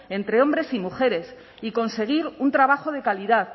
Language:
Spanish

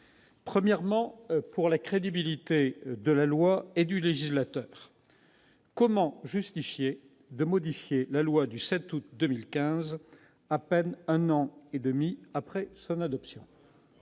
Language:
French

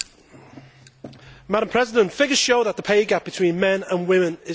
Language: English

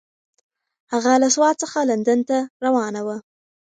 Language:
Pashto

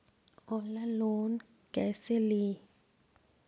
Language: Magahi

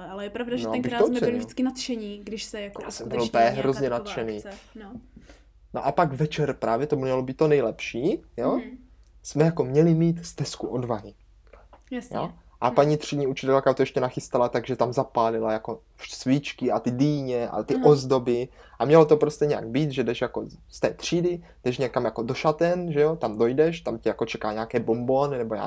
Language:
Czech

